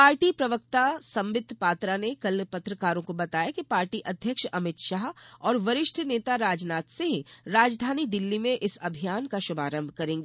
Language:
Hindi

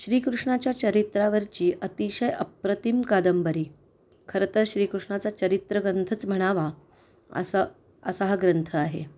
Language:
Marathi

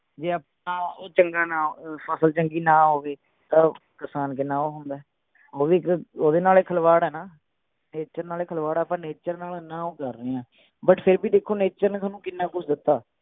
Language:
Punjabi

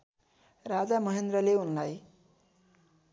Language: Nepali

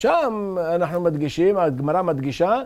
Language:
Hebrew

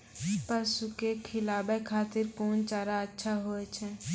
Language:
Maithili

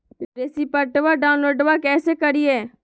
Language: Magahi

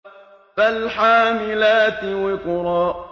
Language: Arabic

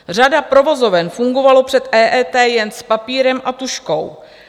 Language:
Czech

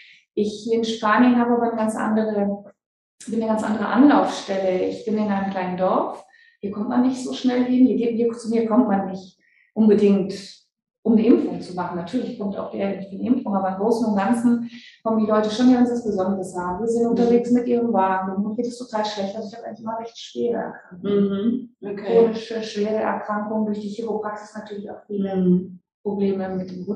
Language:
German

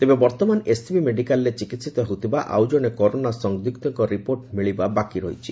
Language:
Odia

